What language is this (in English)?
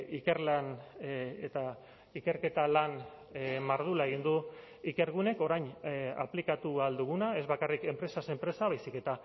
Basque